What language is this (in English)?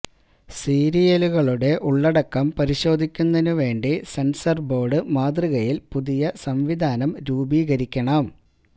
Malayalam